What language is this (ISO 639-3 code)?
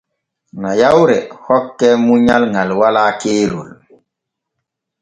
fue